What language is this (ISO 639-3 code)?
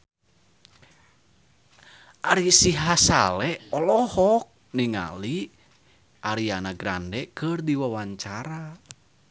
sun